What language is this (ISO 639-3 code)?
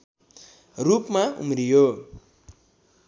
nep